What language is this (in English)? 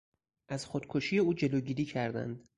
Persian